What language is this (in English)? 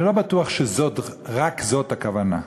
Hebrew